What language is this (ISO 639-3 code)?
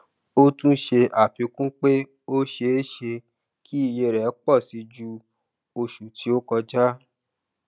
yor